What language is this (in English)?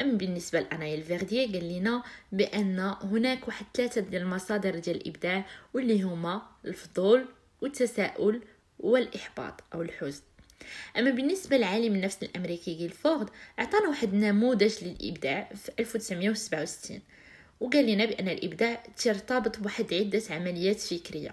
Arabic